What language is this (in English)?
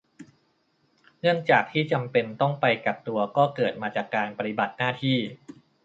Thai